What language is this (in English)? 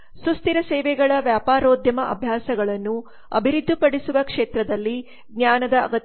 Kannada